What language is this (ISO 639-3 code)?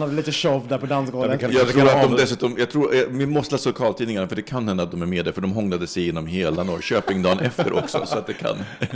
swe